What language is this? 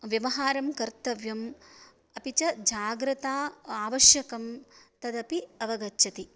Sanskrit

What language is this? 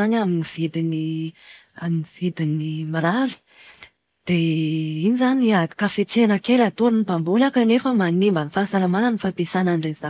Malagasy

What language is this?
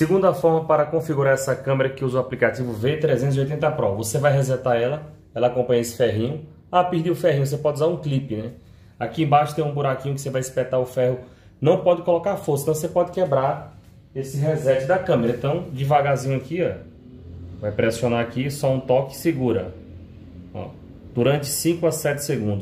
Portuguese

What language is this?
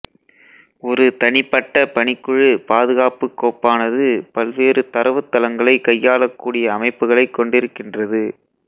Tamil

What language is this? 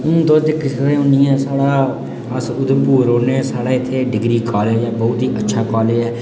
Dogri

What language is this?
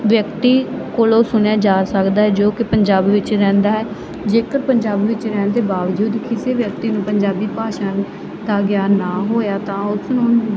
Punjabi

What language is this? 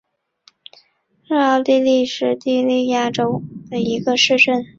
Chinese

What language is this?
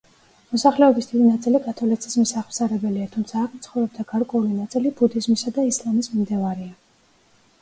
Georgian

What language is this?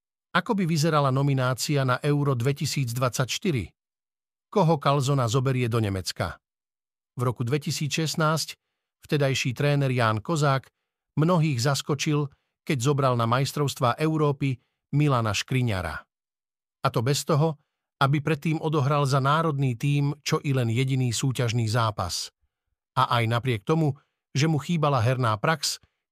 Slovak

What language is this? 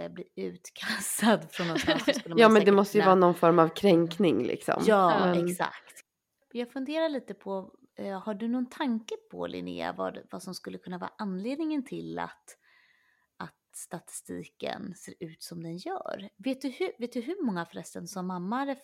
Swedish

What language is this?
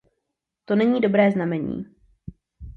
Czech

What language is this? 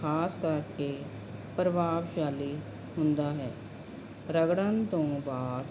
Punjabi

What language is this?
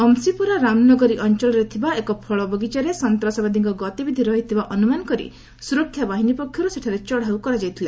Odia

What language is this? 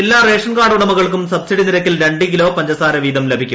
Malayalam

